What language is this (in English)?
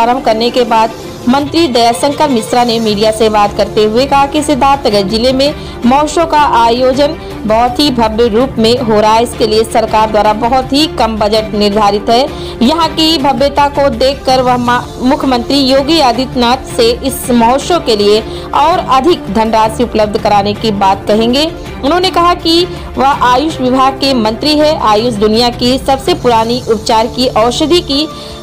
Hindi